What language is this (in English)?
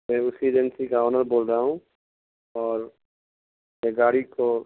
Urdu